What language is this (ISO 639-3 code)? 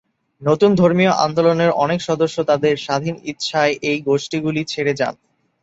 ben